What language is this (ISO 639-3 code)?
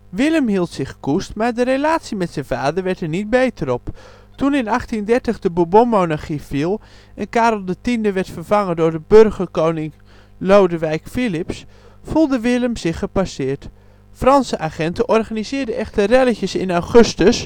nld